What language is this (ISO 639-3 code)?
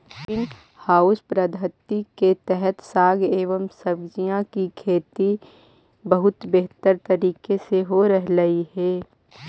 mag